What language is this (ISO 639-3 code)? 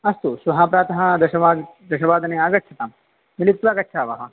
san